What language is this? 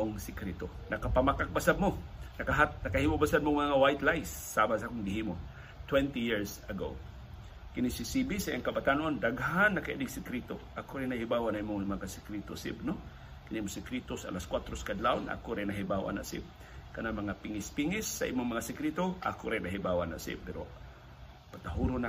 Filipino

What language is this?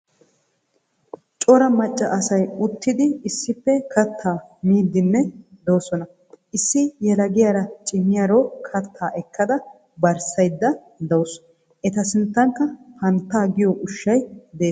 Wolaytta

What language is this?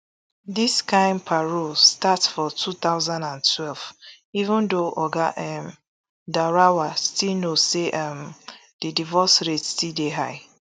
Nigerian Pidgin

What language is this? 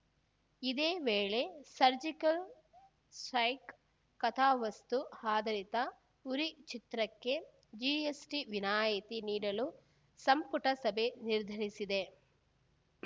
Kannada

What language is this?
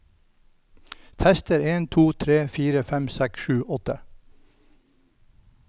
Norwegian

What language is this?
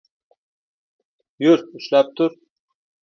Uzbek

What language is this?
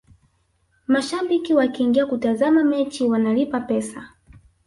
Swahili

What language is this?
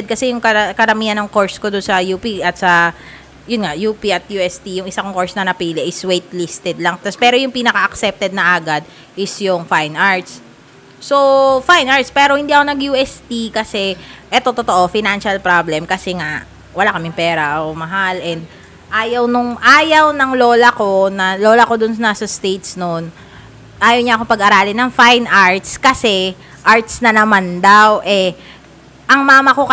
Filipino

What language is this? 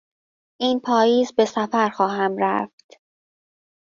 Persian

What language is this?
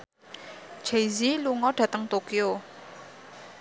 Javanese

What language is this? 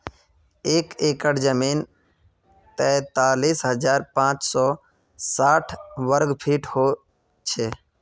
Magahi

